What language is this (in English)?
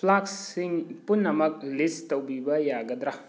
Manipuri